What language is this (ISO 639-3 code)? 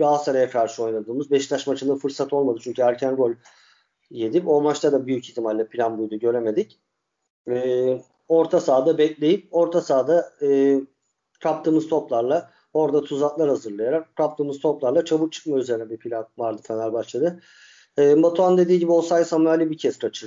tur